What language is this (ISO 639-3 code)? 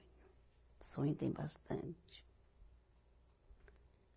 por